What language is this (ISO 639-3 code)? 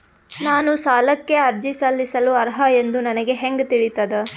kan